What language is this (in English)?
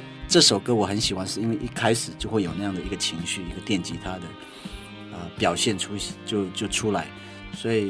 Chinese